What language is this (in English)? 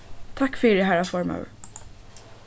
Faroese